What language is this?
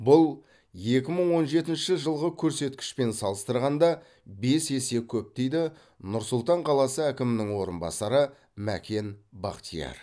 Kazakh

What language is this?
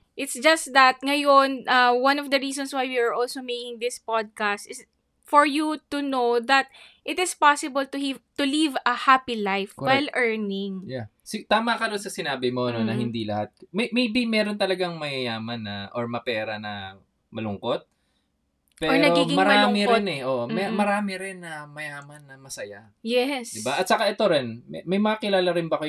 Filipino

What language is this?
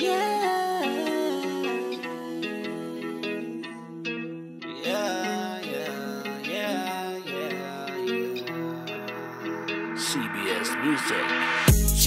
Arabic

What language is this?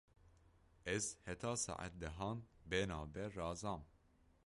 Kurdish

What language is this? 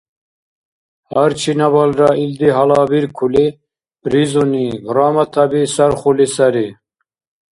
Dargwa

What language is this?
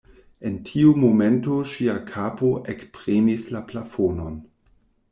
Esperanto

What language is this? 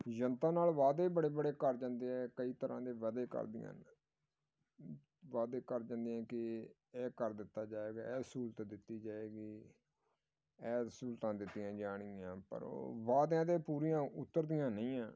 Punjabi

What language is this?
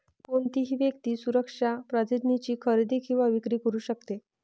Marathi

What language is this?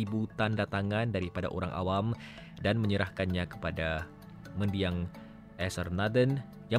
Malay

